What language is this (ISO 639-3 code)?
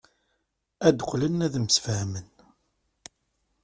kab